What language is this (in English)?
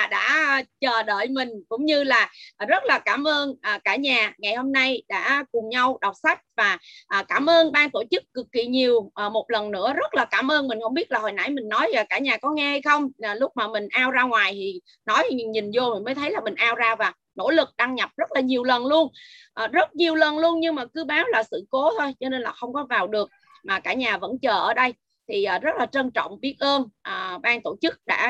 Vietnamese